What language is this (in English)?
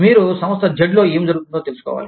Telugu